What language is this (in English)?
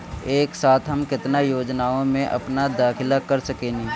Bhojpuri